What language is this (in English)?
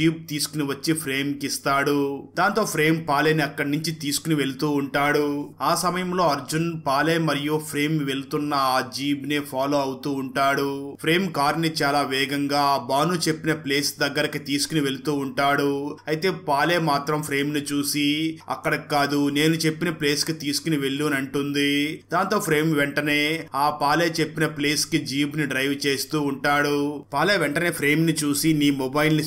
Telugu